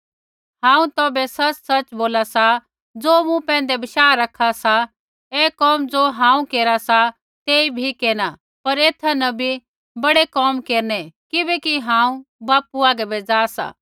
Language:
Kullu Pahari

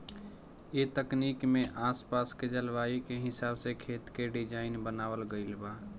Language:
Bhojpuri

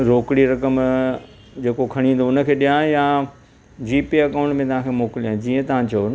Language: Sindhi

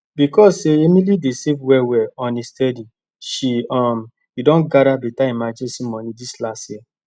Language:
Nigerian Pidgin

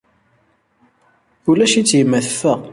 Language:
Kabyle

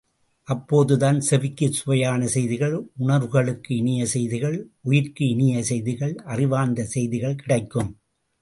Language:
Tamil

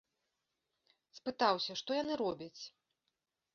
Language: Belarusian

